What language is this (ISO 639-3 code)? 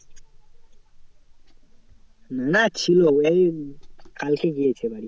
ben